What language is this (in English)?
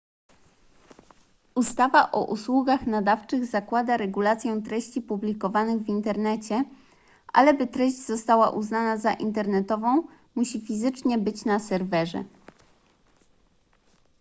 Polish